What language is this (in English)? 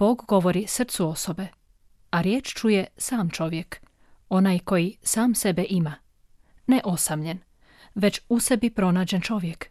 Croatian